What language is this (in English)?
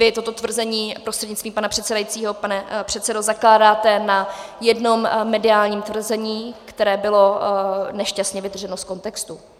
Czech